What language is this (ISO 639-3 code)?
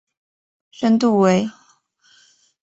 zho